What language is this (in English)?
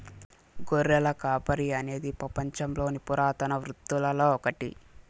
Telugu